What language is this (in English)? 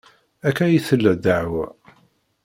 Kabyle